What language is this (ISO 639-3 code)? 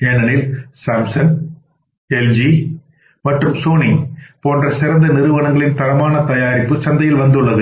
tam